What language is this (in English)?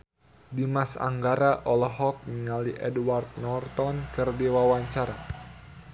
Sundanese